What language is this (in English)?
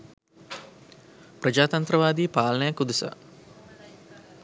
Sinhala